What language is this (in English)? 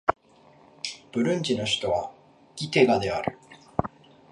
Japanese